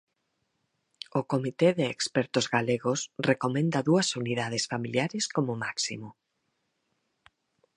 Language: Galician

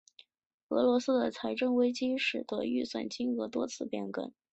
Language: Chinese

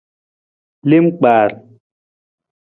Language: Nawdm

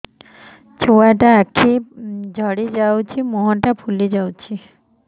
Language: Odia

